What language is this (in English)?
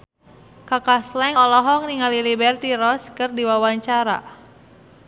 Sundanese